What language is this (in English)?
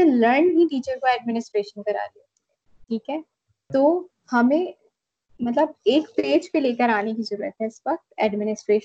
Urdu